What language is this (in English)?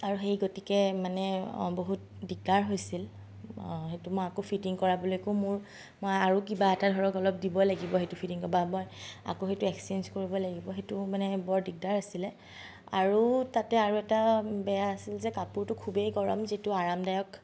Assamese